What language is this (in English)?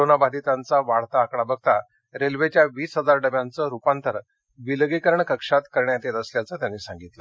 Marathi